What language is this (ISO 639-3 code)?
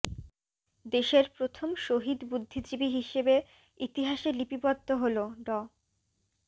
ben